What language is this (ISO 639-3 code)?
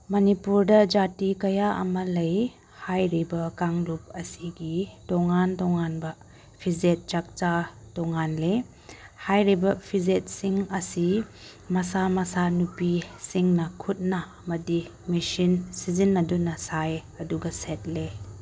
mni